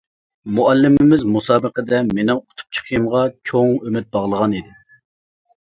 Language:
Uyghur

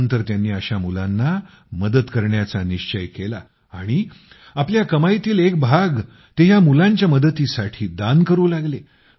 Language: Marathi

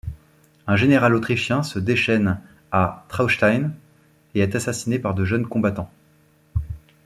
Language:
French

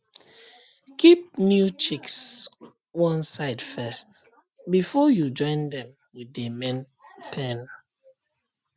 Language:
Nigerian Pidgin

